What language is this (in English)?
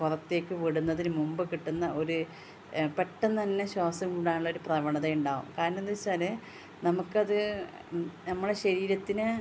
Malayalam